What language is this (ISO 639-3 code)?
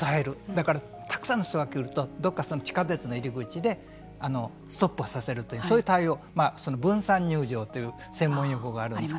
jpn